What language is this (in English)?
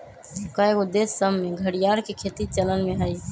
Magahi